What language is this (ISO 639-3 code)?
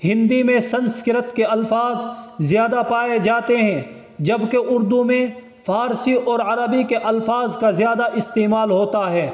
urd